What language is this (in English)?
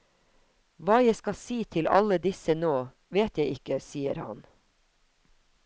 Norwegian